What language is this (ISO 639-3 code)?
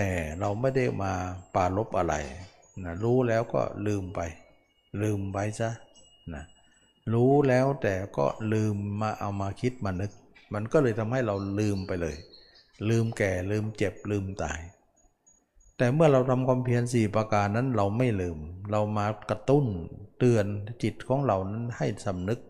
tha